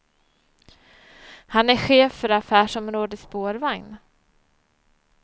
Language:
Swedish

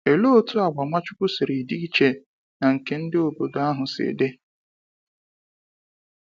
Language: Igbo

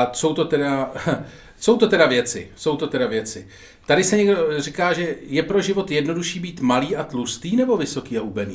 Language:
Czech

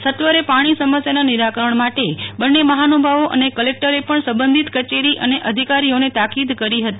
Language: Gujarati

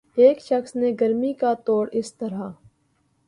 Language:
Urdu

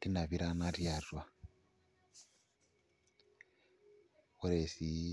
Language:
Masai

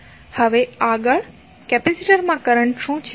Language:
Gujarati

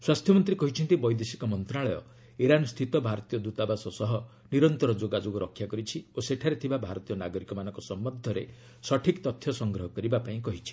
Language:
Odia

